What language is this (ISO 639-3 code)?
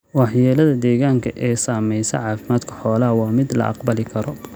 som